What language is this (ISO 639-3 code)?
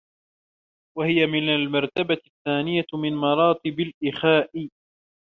ara